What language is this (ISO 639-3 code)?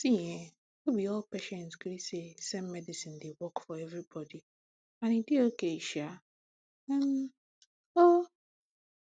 pcm